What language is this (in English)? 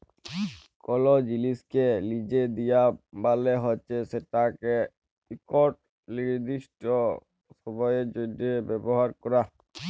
Bangla